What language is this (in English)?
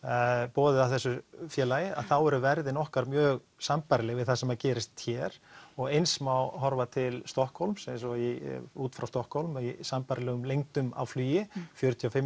Icelandic